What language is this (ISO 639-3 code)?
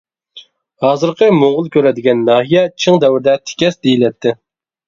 uig